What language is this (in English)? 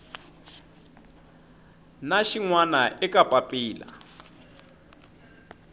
Tsonga